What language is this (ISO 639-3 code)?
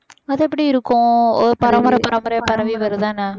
tam